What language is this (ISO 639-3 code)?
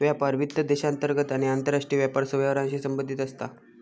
mar